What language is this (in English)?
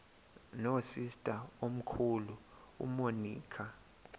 Xhosa